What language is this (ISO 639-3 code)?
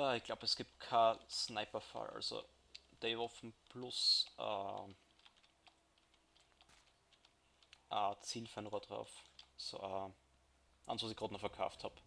deu